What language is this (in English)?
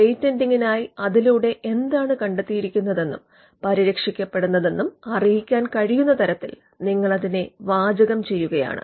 Malayalam